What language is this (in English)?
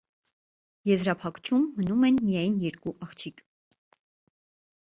Armenian